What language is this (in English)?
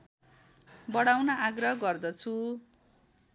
Nepali